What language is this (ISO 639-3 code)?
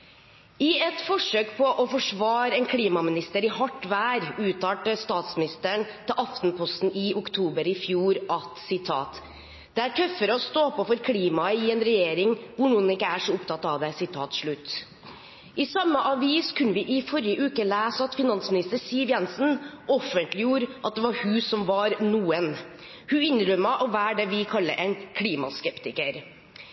nob